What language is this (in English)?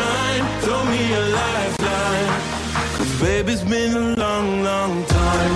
Slovak